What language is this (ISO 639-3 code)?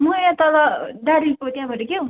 nep